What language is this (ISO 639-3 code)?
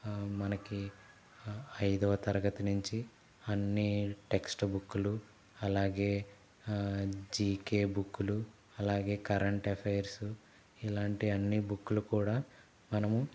tel